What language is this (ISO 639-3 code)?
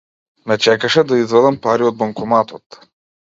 mkd